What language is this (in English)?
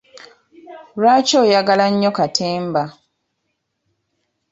Ganda